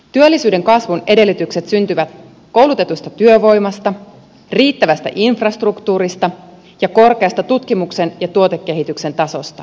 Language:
Finnish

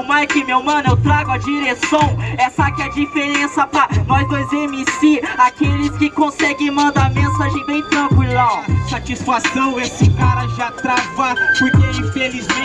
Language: Portuguese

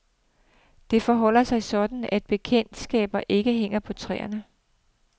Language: Danish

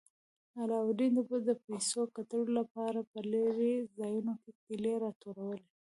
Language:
Pashto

